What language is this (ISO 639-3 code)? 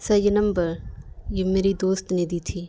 urd